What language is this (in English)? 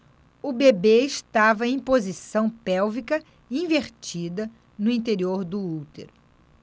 Portuguese